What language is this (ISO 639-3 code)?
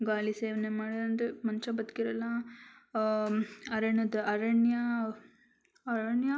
kan